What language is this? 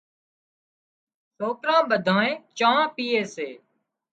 Wadiyara Koli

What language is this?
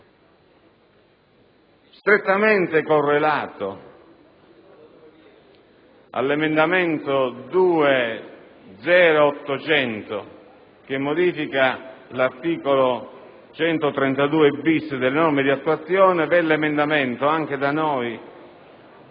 Italian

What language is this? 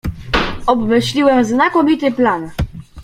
Polish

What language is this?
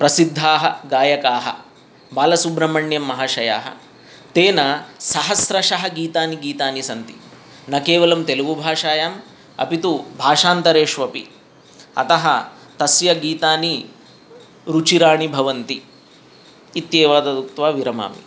Sanskrit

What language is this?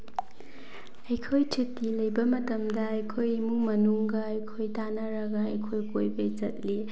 Manipuri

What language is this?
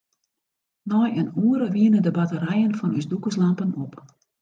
Western Frisian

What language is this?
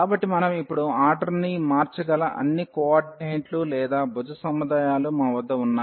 Telugu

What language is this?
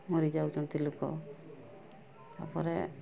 Odia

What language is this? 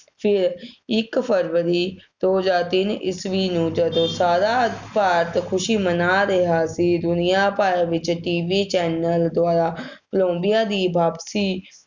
Punjabi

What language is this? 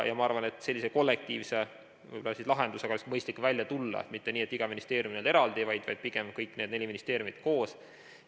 Estonian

